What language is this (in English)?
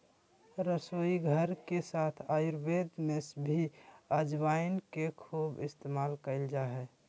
Magahi